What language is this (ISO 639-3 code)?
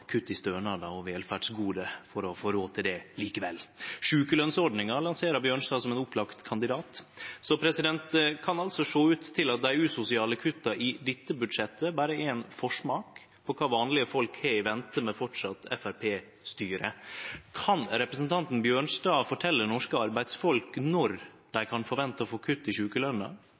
nno